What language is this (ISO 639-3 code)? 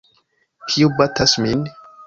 epo